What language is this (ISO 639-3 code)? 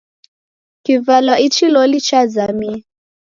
dav